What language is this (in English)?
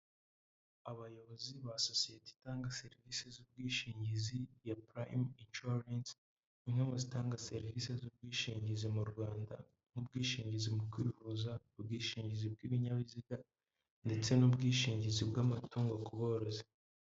Kinyarwanda